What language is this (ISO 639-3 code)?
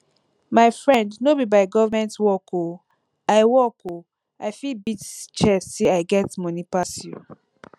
pcm